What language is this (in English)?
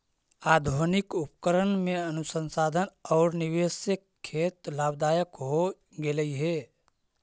Magahi